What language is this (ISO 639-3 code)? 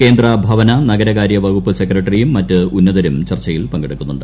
mal